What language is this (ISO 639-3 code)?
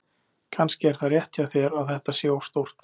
isl